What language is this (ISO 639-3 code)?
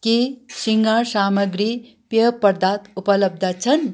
nep